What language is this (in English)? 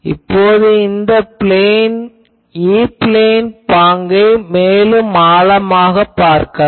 Tamil